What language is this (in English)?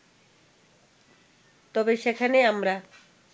Bangla